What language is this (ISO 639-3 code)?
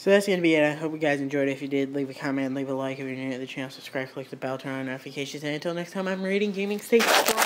eng